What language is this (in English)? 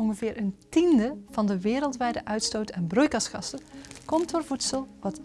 Dutch